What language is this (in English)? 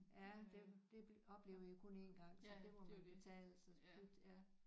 Danish